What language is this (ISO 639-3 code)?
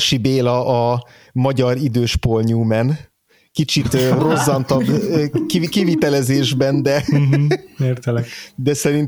hun